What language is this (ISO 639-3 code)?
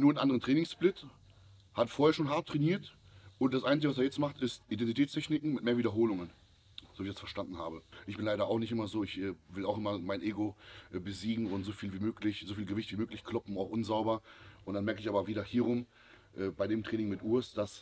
deu